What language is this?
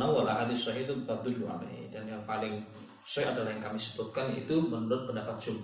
Malay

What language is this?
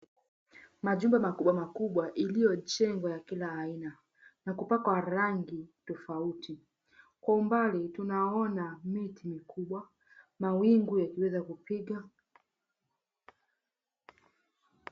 Swahili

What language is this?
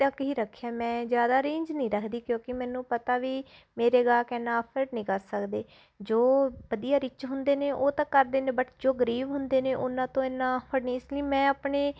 Punjabi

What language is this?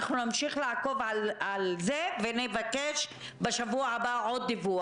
Hebrew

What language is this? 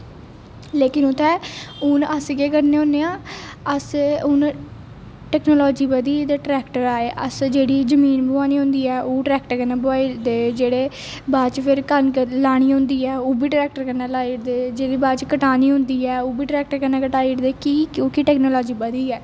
Dogri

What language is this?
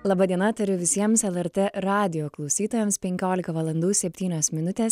Lithuanian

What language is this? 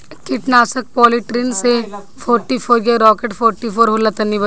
Bhojpuri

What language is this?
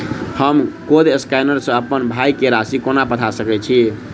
Maithili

